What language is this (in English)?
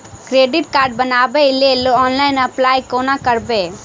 Maithili